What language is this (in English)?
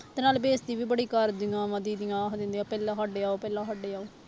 Punjabi